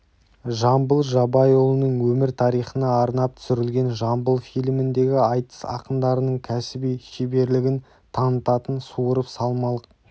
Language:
Kazakh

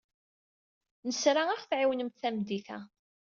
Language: Kabyle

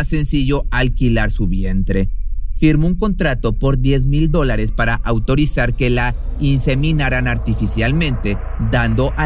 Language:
Spanish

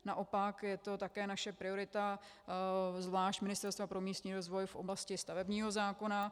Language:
Czech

